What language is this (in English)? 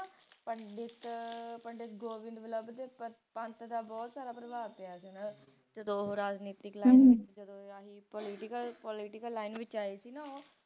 Punjabi